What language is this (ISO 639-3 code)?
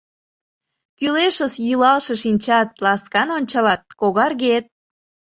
chm